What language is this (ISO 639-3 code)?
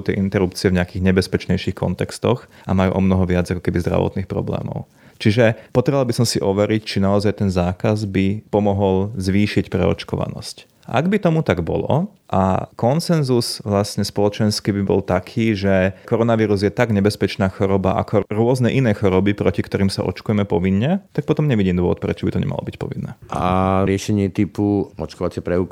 slk